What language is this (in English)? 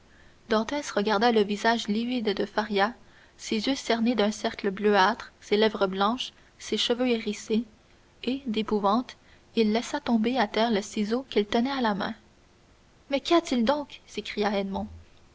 French